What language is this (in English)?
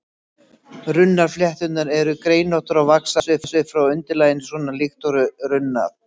Icelandic